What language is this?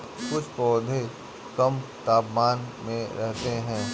Hindi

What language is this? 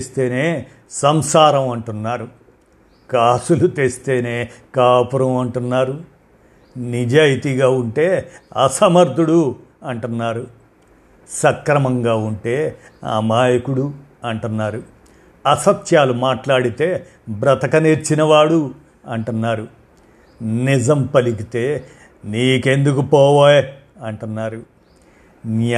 Telugu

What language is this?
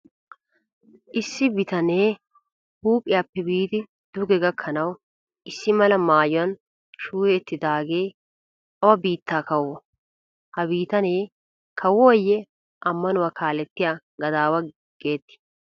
Wolaytta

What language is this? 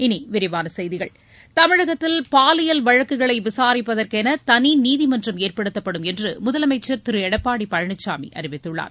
Tamil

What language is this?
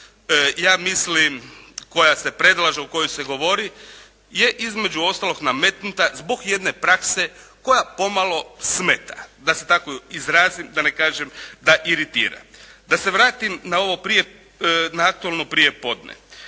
Croatian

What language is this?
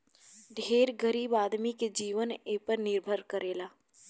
Bhojpuri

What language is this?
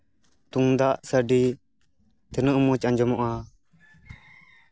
Santali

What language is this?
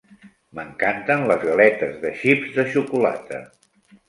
Catalan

